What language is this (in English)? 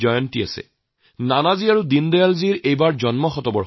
Assamese